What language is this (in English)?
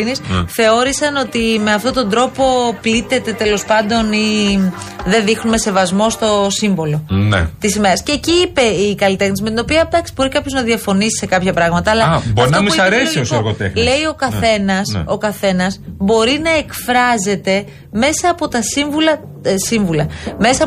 Greek